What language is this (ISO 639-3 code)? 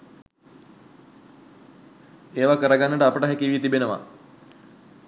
sin